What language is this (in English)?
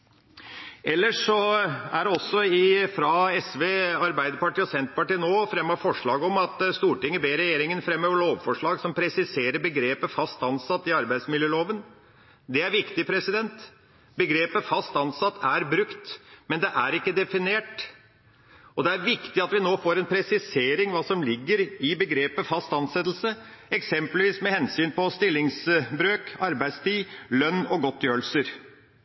Norwegian Bokmål